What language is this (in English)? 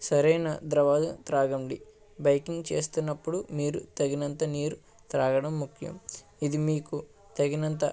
Telugu